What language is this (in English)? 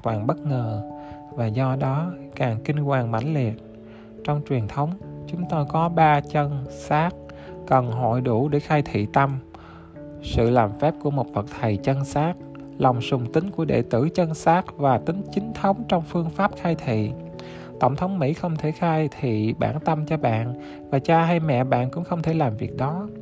Vietnamese